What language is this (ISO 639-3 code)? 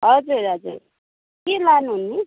nep